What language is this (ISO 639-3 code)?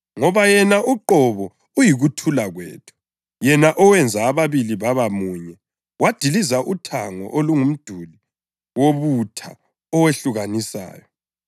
nde